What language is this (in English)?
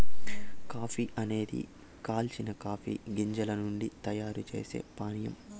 Telugu